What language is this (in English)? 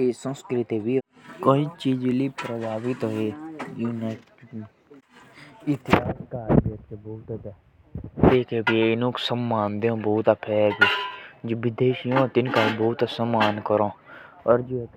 Jaunsari